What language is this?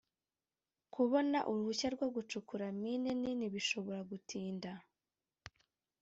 Kinyarwanda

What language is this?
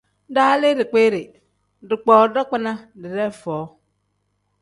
Tem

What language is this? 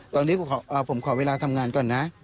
Thai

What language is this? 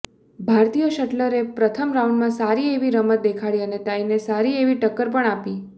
Gujarati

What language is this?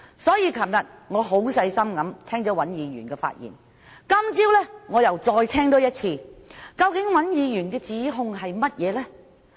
Cantonese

